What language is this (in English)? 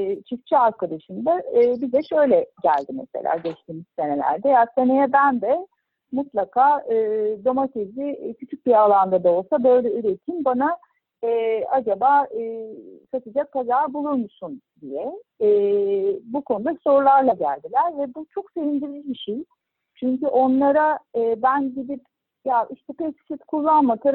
Turkish